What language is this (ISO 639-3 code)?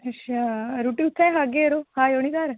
doi